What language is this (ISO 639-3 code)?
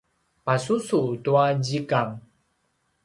pwn